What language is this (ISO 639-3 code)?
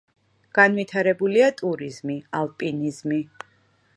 kat